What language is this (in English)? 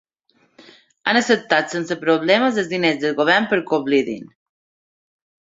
Catalan